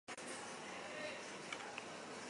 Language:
Basque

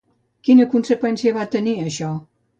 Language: Catalan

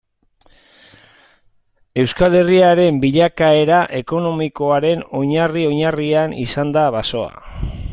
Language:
Basque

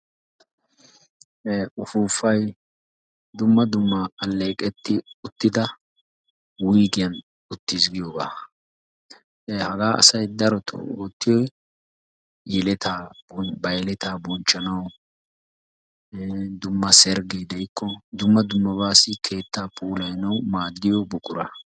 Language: Wolaytta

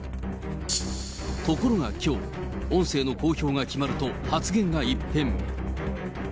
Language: Japanese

